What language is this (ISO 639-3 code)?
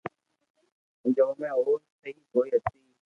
lrk